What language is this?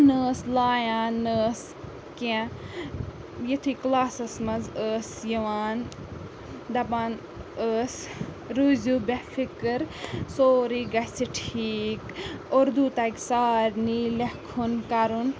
Kashmiri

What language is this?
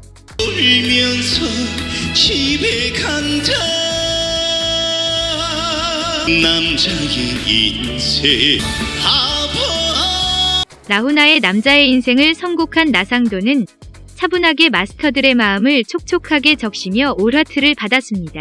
Korean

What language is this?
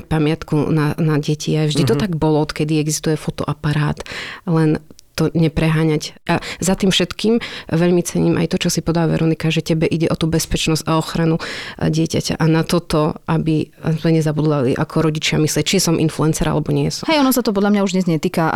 Slovak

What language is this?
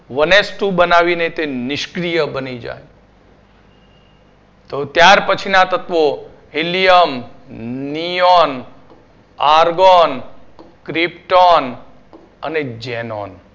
Gujarati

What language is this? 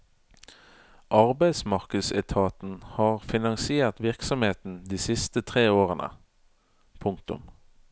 Norwegian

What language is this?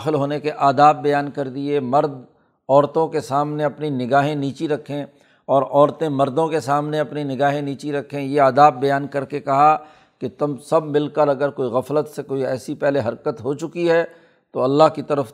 Urdu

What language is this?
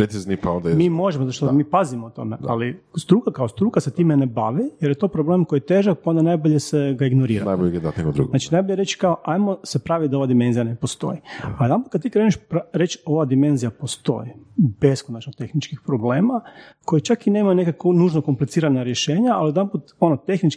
Croatian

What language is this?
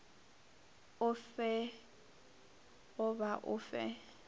Northern Sotho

